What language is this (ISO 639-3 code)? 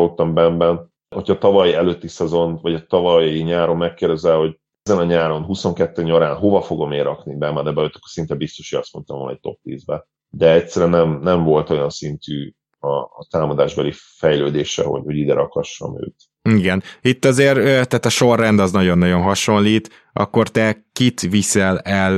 hun